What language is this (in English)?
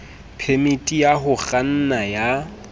Southern Sotho